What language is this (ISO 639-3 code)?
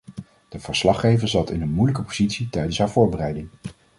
nld